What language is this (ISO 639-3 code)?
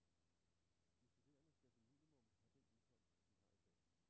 dan